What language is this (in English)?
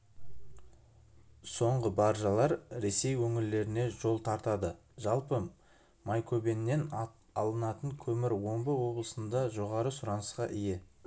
Kazakh